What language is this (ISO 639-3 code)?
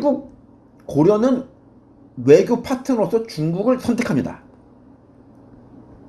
kor